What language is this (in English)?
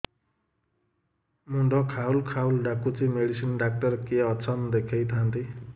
Odia